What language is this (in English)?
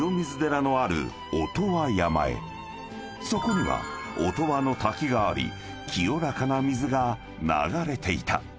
Japanese